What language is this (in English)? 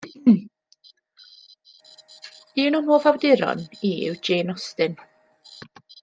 Welsh